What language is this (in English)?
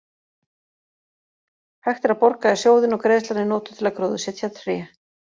Icelandic